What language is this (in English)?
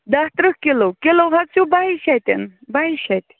Kashmiri